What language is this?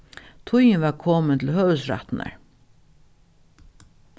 Faroese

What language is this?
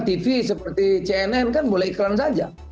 Indonesian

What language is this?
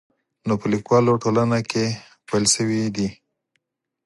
Pashto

